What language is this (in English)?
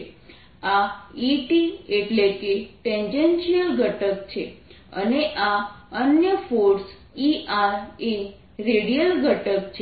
Gujarati